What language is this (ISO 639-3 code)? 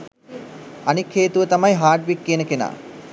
sin